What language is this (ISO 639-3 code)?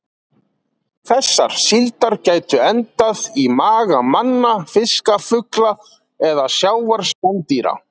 isl